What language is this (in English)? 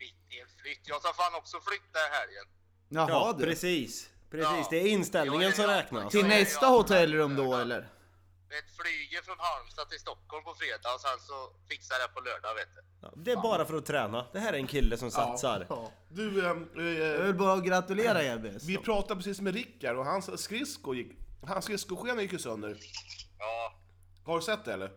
Swedish